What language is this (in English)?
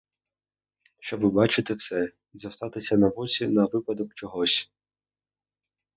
Ukrainian